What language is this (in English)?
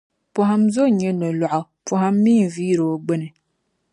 Dagbani